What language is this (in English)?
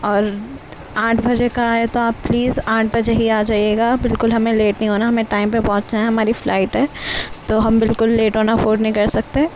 Urdu